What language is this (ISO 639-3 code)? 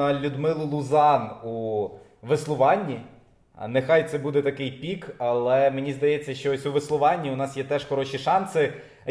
ukr